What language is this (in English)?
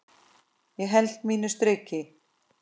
Icelandic